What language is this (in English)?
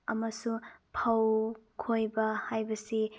Manipuri